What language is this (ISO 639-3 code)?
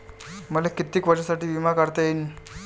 mar